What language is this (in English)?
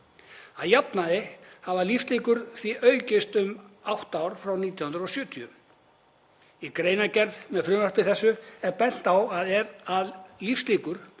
Icelandic